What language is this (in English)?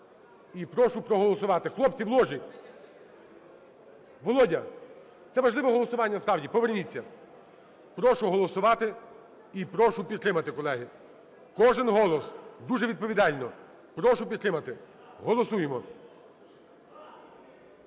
Ukrainian